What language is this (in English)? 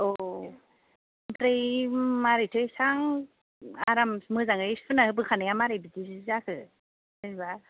Bodo